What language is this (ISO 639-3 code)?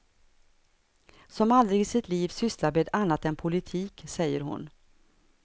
swe